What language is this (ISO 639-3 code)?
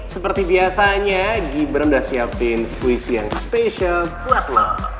ind